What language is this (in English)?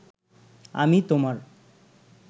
Bangla